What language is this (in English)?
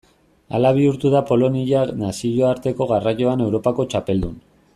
Basque